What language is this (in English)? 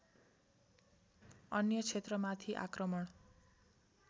Nepali